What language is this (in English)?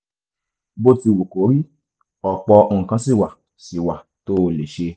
Yoruba